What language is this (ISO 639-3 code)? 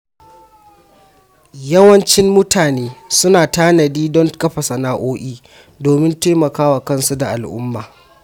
hau